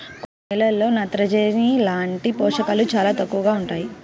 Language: Telugu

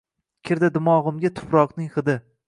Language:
Uzbek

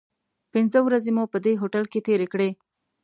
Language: Pashto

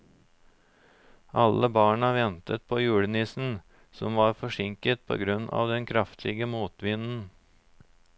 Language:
Norwegian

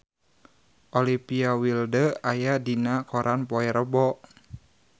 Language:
Sundanese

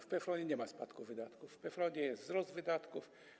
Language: Polish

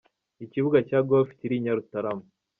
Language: Kinyarwanda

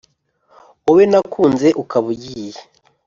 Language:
Kinyarwanda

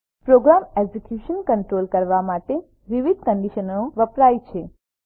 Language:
Gujarati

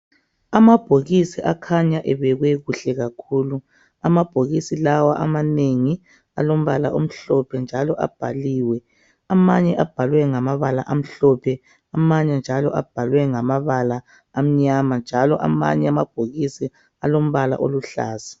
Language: North Ndebele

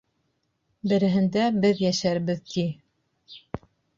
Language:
Bashkir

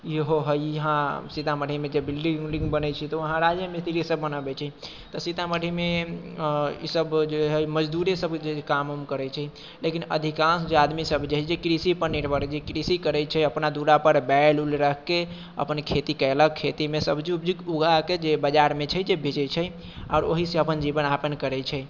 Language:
Maithili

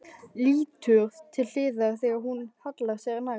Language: Icelandic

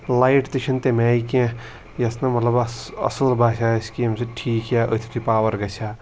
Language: Kashmiri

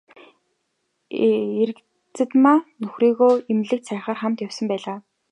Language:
Mongolian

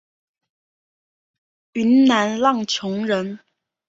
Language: Chinese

